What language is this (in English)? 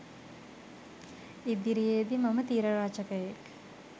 Sinhala